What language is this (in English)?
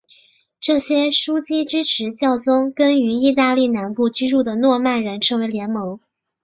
Chinese